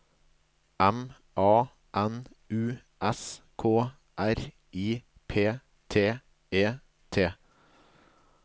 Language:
Norwegian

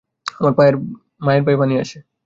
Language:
Bangla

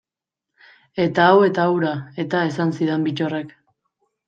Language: Basque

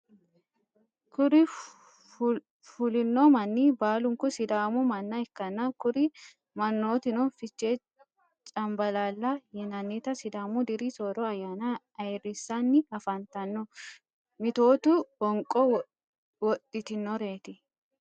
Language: Sidamo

